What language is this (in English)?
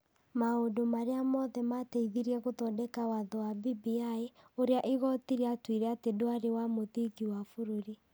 Kikuyu